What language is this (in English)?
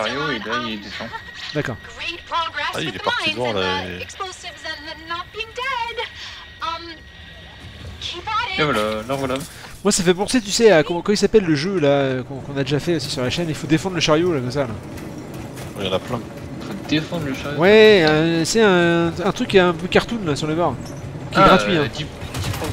French